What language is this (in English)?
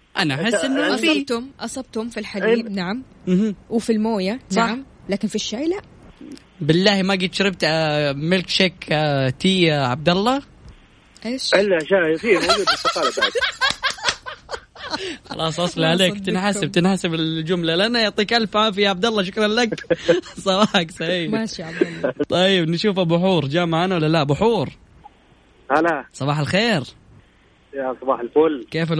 Arabic